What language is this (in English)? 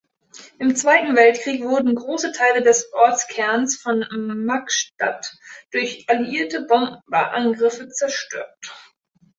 German